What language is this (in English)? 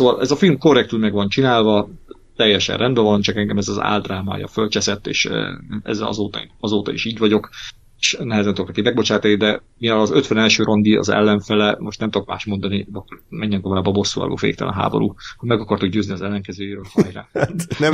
Hungarian